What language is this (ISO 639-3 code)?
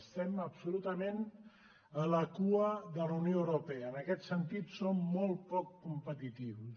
cat